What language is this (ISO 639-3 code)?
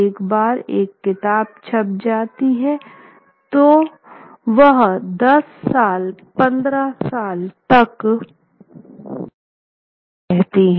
hin